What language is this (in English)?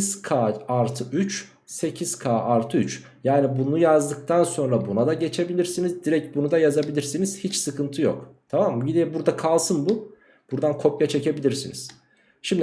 Turkish